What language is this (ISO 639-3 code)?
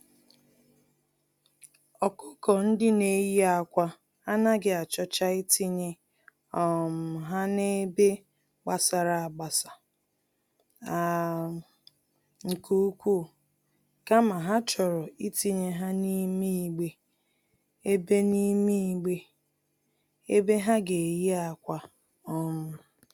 ibo